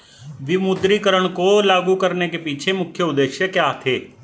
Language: Hindi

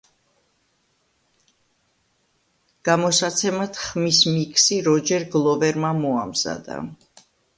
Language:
Georgian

